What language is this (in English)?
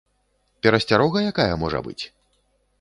Belarusian